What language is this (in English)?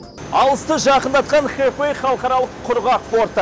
Kazakh